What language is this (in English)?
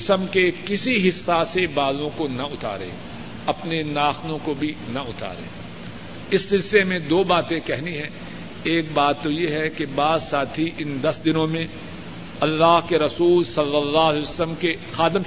Urdu